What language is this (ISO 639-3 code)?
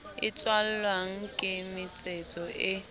sot